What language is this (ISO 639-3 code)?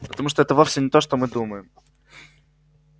rus